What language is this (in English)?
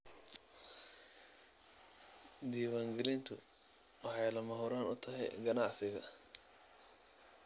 Somali